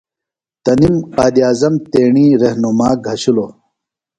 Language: Phalura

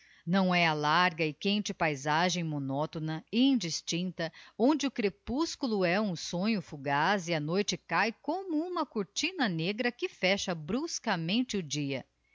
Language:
Portuguese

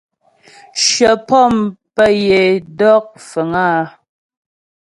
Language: Ghomala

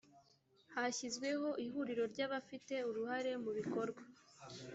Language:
Kinyarwanda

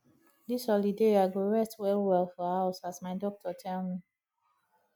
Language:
Nigerian Pidgin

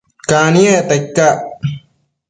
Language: Matsés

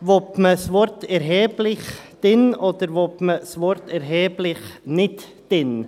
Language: Swiss German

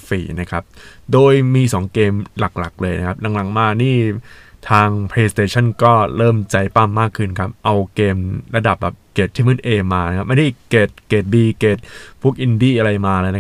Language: Thai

